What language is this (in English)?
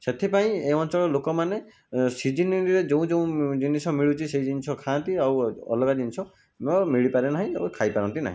Odia